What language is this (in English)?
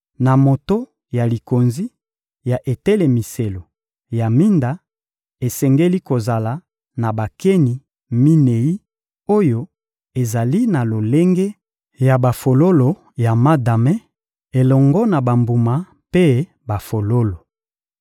Lingala